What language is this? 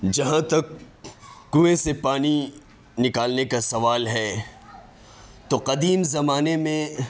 Urdu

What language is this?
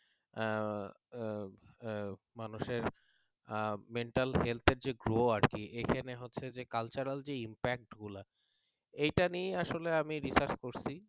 Bangla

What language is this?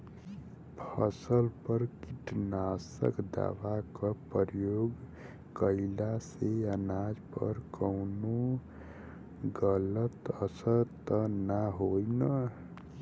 Bhojpuri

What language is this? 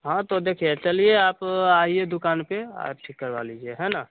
Hindi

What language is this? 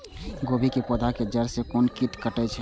Maithili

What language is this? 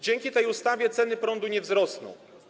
Polish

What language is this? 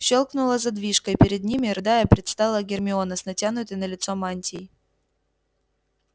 Russian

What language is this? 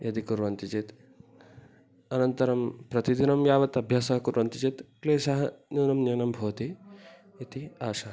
Sanskrit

